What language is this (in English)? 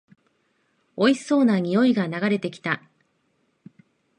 Japanese